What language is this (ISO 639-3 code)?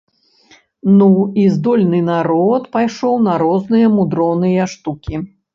bel